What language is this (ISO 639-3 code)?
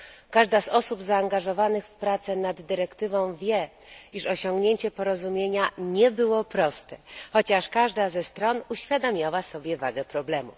pol